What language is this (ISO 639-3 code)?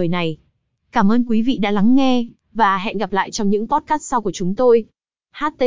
vie